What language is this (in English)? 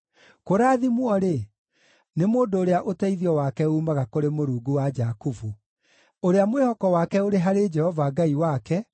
Kikuyu